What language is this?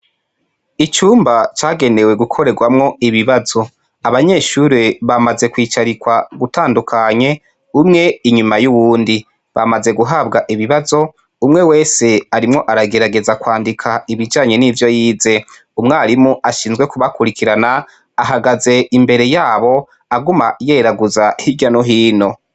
Rundi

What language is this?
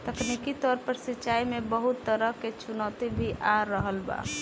Bhojpuri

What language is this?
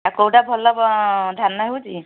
Odia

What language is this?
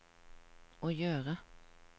Norwegian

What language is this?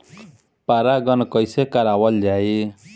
Bhojpuri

